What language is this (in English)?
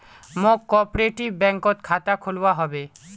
Magahi